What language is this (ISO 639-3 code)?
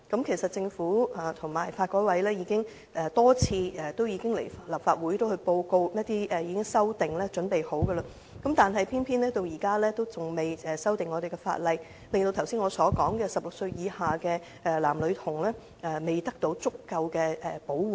yue